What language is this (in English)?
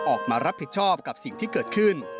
Thai